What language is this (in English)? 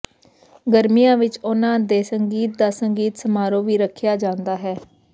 Punjabi